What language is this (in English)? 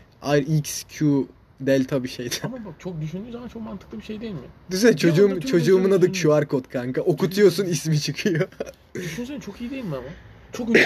Turkish